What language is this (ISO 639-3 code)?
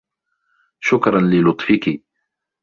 ara